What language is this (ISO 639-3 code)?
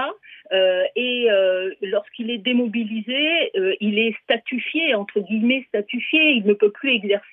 fra